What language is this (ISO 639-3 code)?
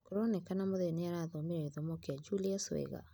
kik